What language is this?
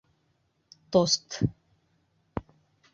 Bashkir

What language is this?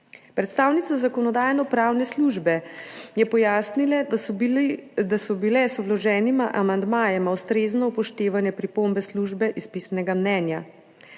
Slovenian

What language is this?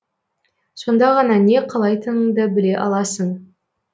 Kazakh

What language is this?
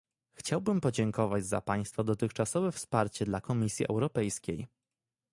Polish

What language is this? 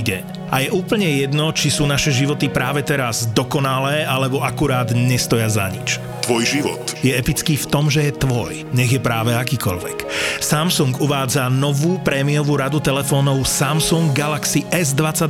Slovak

